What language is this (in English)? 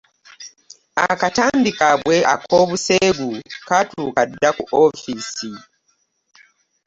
Ganda